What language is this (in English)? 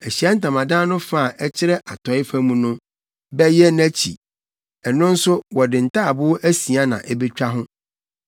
Akan